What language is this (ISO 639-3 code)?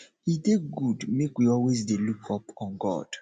pcm